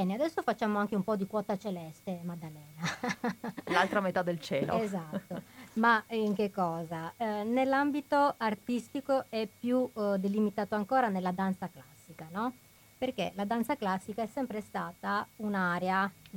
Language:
Italian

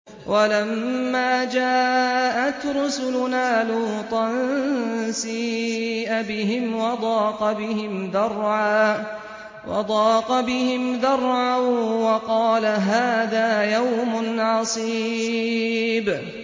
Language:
Arabic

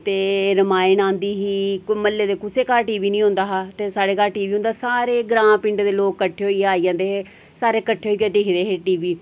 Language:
Dogri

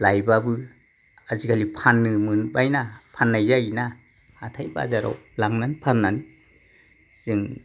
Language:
Bodo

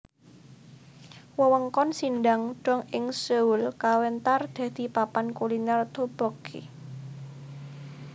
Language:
Javanese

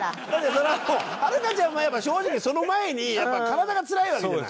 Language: Japanese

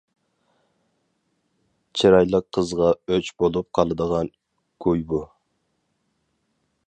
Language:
Uyghur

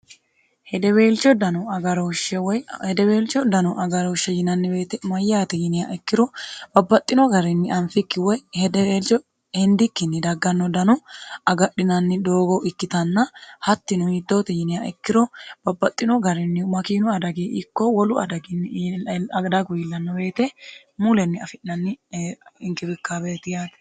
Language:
Sidamo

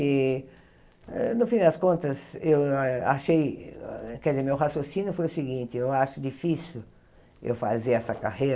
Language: Portuguese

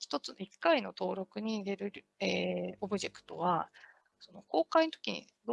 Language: Japanese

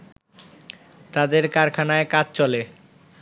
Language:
Bangla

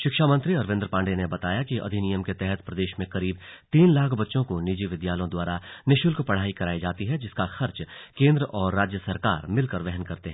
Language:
Hindi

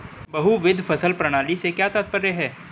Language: Hindi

